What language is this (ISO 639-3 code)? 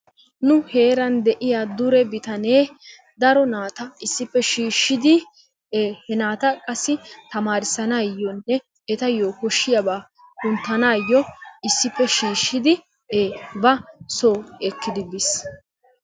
wal